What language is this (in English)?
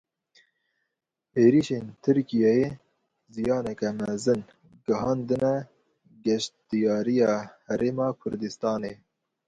Kurdish